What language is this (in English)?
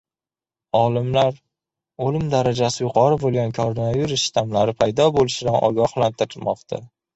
Uzbek